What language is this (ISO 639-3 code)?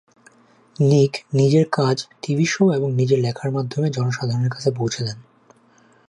ben